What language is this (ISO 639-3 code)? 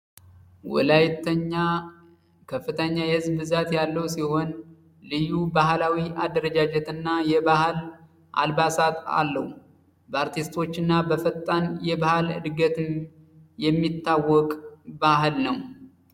amh